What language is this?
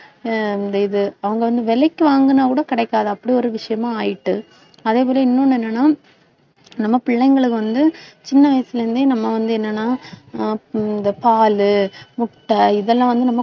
Tamil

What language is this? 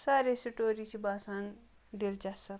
Kashmiri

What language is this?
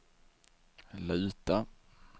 Swedish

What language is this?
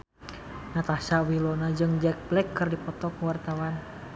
Sundanese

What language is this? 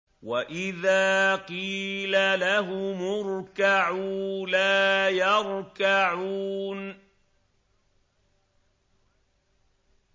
Arabic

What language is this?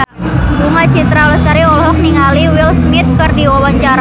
Sundanese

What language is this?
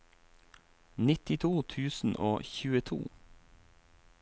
Norwegian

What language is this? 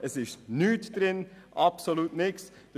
Swiss German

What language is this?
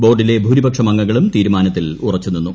Malayalam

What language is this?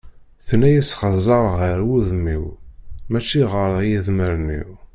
Kabyle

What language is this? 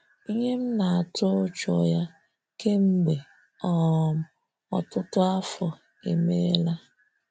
Igbo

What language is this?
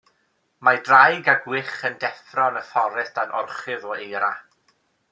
Welsh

